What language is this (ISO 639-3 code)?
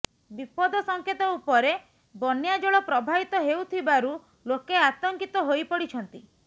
ori